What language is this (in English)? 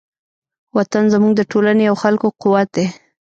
Pashto